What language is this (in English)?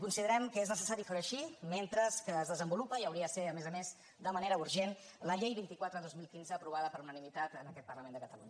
Catalan